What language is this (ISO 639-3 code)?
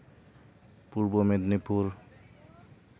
sat